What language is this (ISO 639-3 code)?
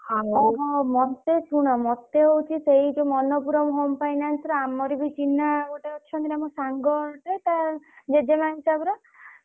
ori